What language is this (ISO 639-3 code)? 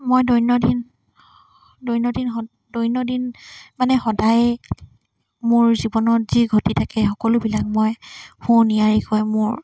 asm